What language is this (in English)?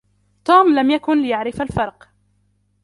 Arabic